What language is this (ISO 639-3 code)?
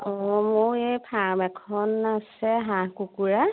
asm